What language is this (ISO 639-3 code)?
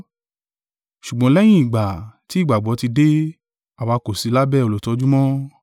yor